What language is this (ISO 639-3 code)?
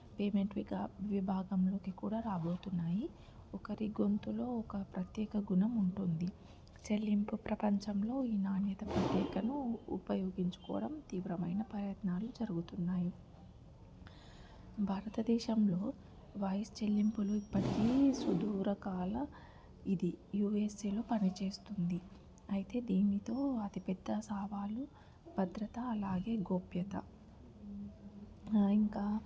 tel